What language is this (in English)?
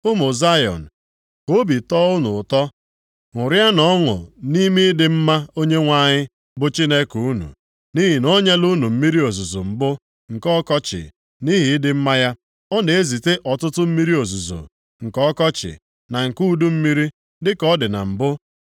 Igbo